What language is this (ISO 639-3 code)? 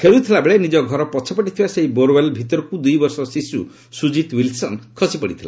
ori